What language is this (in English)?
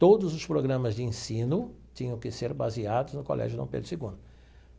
Portuguese